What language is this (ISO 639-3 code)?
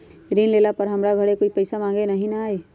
mag